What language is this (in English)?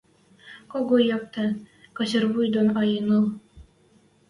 Western Mari